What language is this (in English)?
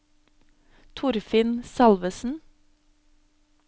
Norwegian